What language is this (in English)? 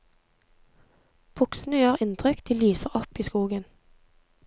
Norwegian